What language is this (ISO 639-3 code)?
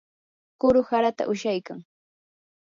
qur